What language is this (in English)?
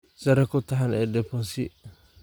Somali